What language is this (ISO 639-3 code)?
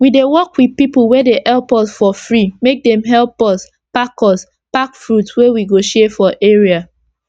pcm